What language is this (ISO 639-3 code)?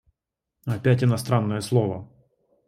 rus